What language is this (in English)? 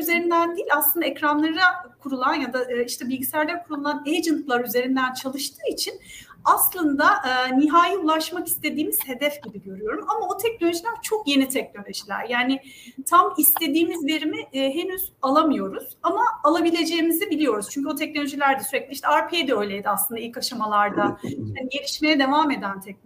Turkish